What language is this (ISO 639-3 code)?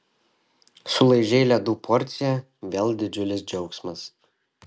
lit